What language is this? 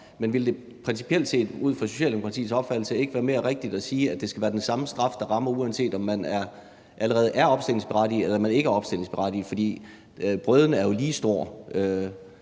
Danish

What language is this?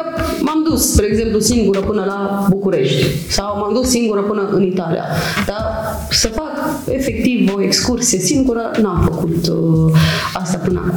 Romanian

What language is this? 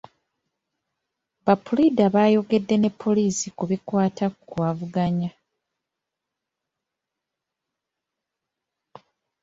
Ganda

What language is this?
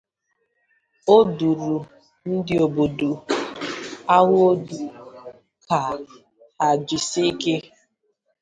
Igbo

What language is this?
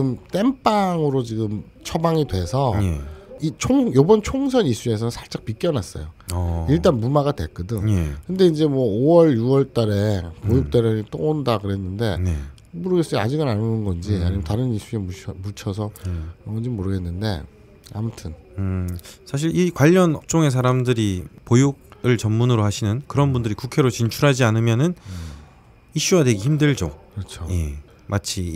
Korean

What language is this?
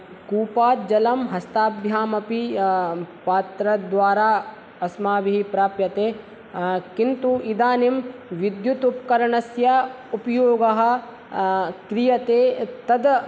Sanskrit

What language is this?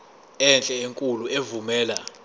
Zulu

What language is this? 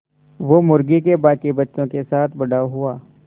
Hindi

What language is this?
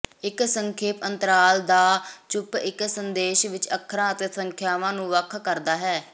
Punjabi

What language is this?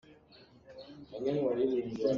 Hakha Chin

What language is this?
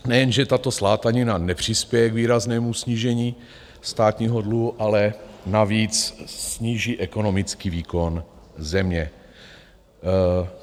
Czech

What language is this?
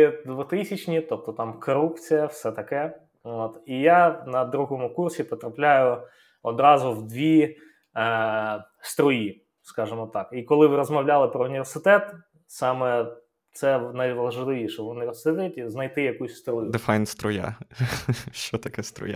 Ukrainian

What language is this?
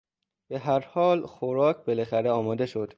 Persian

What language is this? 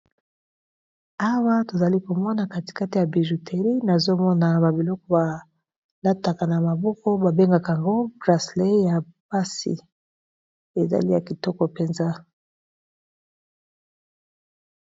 Lingala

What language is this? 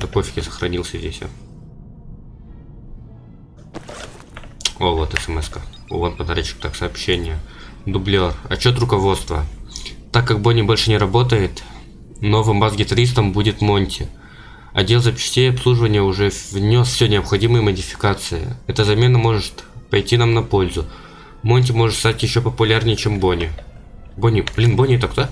Russian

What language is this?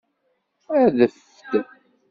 Kabyle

